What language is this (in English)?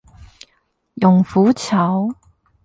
Chinese